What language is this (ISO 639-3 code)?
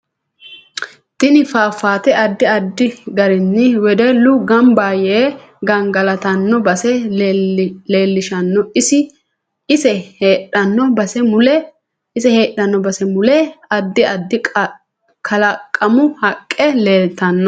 sid